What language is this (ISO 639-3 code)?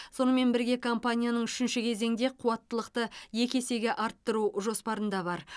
kaz